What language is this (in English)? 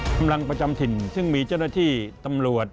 Thai